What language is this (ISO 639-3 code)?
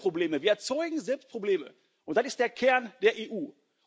deu